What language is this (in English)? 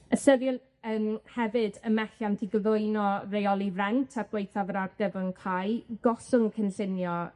Welsh